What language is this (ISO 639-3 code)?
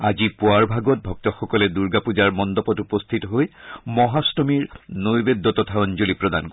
asm